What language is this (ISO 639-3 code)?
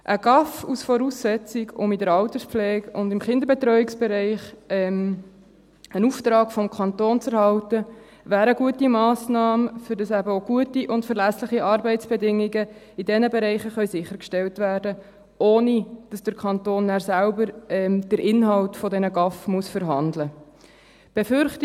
gsw